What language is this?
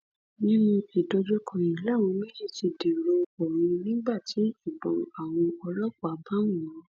Yoruba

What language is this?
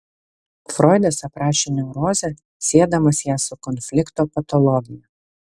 Lithuanian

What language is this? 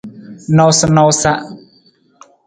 Nawdm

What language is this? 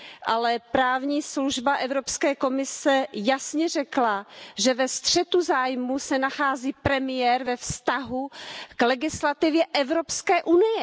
Czech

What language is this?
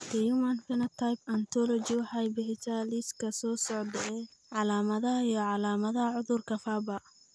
Somali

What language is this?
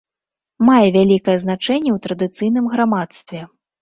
Belarusian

